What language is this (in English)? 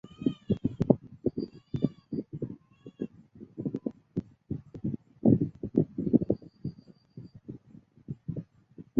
Bangla